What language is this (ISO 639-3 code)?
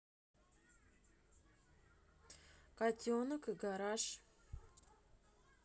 rus